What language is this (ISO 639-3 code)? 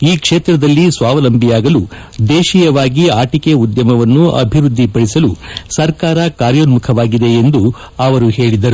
kan